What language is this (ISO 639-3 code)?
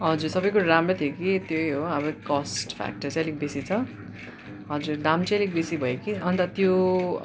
nep